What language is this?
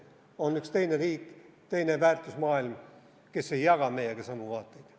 Estonian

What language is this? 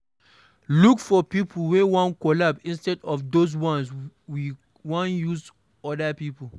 Nigerian Pidgin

